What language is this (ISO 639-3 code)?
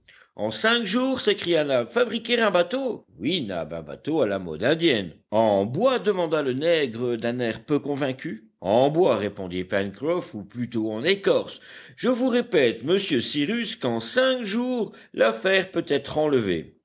fra